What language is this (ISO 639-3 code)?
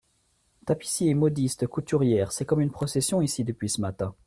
fra